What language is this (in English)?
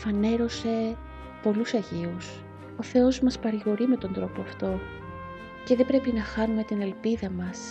Greek